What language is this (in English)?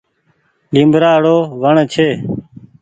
Goaria